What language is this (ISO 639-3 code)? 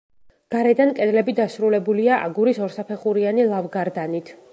kat